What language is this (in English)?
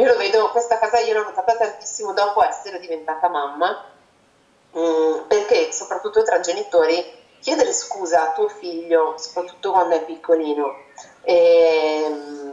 Italian